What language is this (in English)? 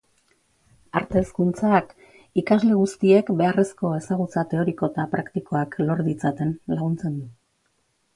Basque